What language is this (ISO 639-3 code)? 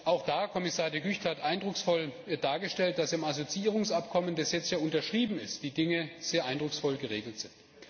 deu